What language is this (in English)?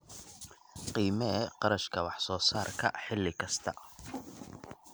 Somali